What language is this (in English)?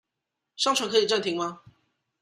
Chinese